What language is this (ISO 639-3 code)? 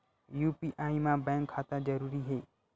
hne